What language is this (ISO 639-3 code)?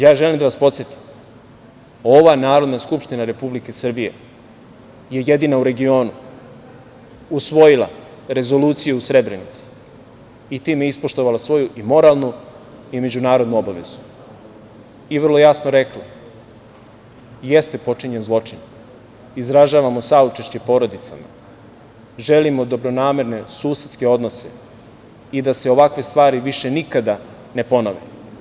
srp